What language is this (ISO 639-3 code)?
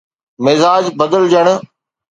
snd